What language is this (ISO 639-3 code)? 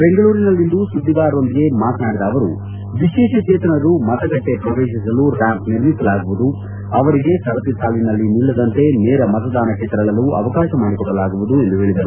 kan